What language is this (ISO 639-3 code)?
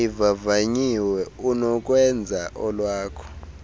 xho